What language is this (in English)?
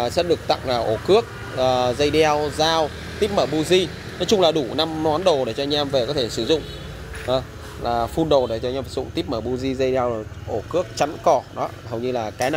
Vietnamese